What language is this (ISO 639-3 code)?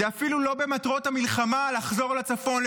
heb